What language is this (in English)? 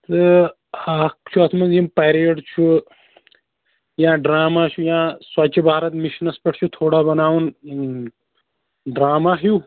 Kashmiri